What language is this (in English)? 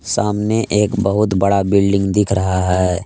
Hindi